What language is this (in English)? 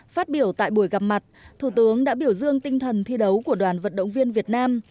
Vietnamese